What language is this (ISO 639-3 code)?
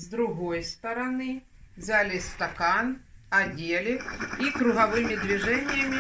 rus